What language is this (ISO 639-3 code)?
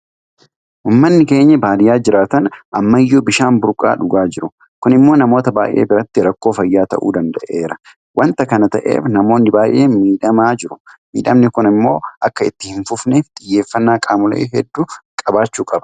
orm